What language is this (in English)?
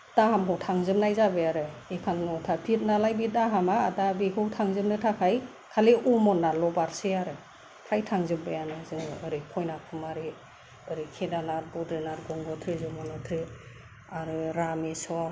Bodo